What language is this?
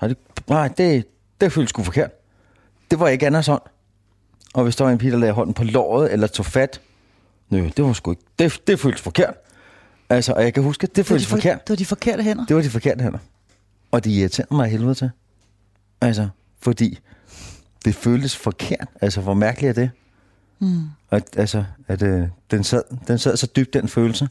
Danish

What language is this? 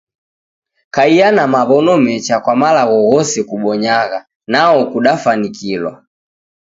Taita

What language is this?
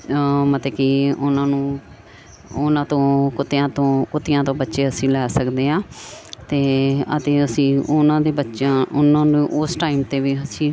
Punjabi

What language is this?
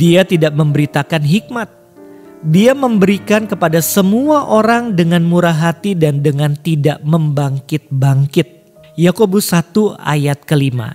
Indonesian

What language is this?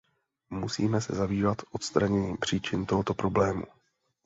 Czech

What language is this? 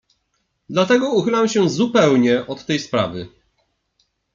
Polish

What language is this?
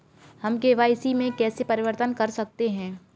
Hindi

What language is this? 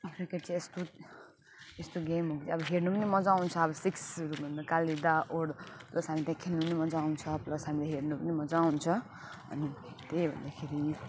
Nepali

